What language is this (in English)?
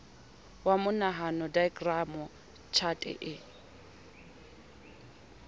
Southern Sotho